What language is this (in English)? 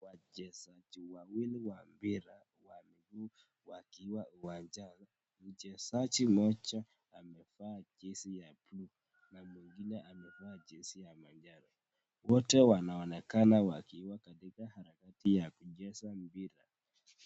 Swahili